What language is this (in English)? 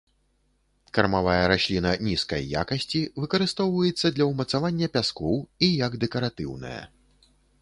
Belarusian